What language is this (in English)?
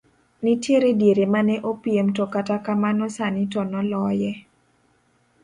Luo (Kenya and Tanzania)